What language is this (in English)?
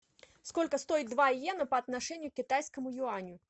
Russian